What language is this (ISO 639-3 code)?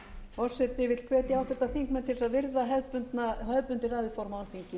isl